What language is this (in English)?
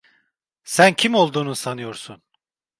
Turkish